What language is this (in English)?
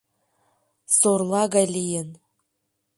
Mari